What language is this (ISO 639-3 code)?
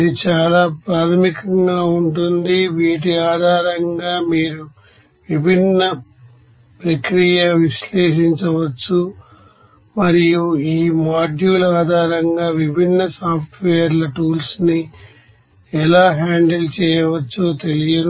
tel